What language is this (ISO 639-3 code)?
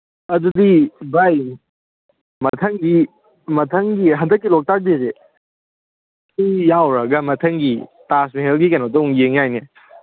mni